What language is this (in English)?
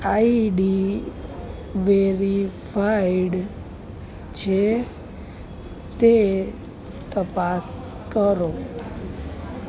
Gujarati